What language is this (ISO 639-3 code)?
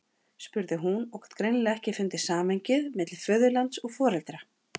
isl